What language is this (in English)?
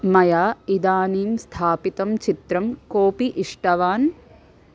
Sanskrit